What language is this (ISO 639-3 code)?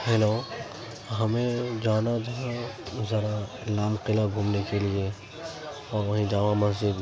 urd